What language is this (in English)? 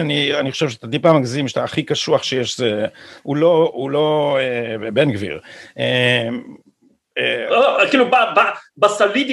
Hebrew